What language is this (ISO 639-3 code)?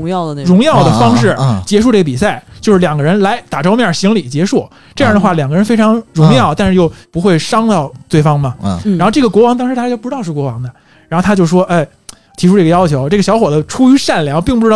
zho